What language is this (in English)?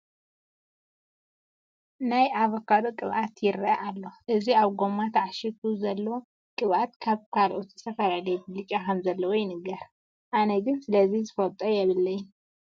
Tigrinya